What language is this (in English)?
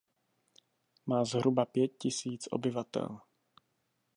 Czech